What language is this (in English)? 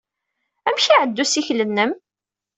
Kabyle